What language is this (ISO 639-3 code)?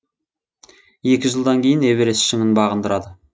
kaz